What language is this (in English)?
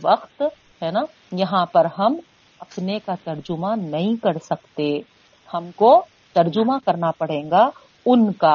Urdu